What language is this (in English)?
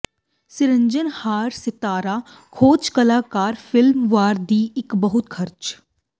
Punjabi